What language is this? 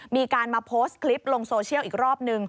Thai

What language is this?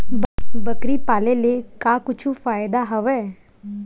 Chhattisgarhi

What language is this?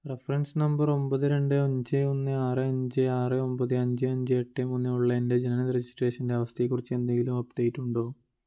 Malayalam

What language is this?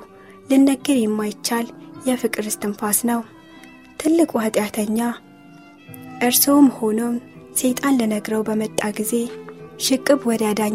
Amharic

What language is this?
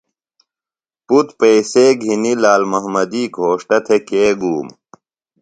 Phalura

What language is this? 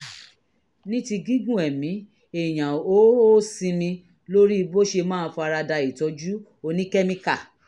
Yoruba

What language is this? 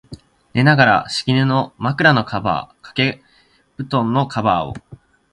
Japanese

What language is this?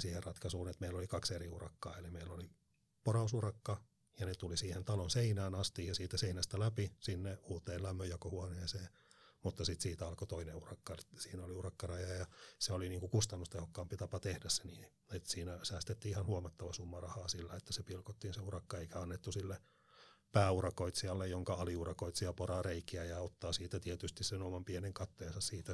Finnish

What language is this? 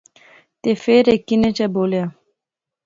Pahari-Potwari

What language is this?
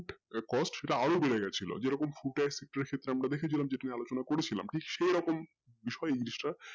Bangla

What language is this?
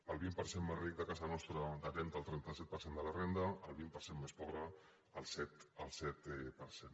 Catalan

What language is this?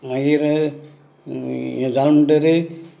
Konkani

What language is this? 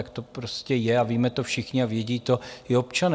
Czech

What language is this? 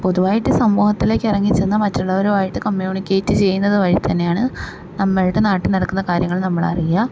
Malayalam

